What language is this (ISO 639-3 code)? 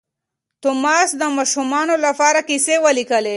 pus